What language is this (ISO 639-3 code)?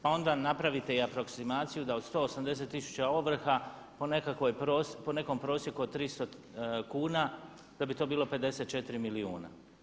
hrv